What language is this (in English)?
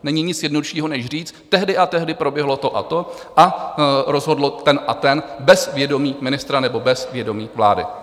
Czech